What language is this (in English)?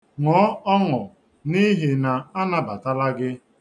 Igbo